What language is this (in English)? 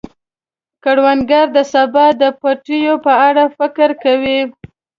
Pashto